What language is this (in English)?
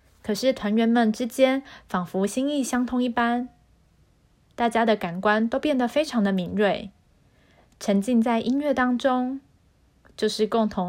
Chinese